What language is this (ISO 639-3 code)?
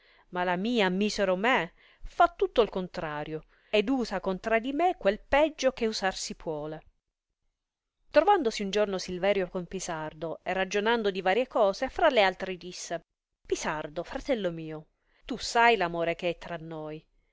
ita